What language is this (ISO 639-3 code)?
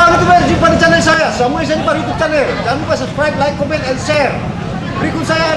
ind